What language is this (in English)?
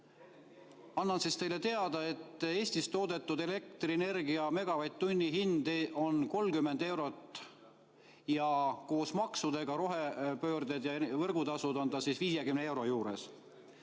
Estonian